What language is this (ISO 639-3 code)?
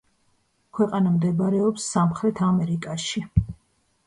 kat